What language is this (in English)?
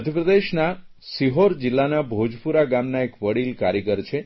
Gujarati